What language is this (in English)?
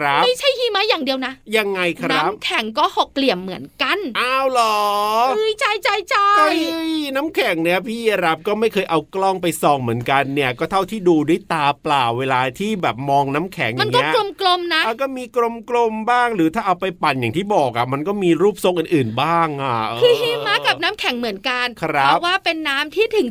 Thai